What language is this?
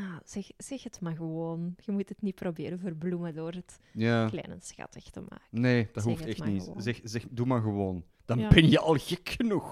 Dutch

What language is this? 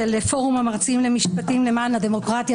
Hebrew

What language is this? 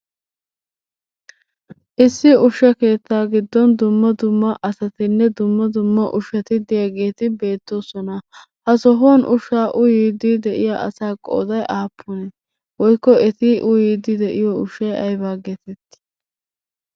Wolaytta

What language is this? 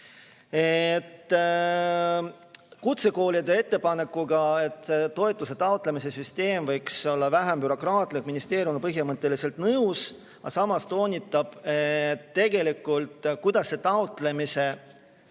Estonian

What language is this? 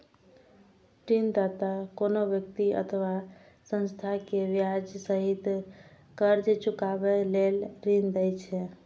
Maithili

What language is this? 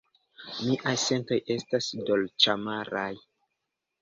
Esperanto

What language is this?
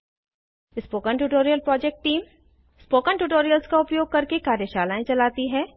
Hindi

